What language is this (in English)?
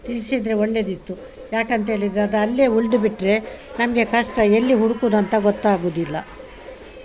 Kannada